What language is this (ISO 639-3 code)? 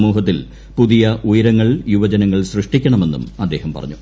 mal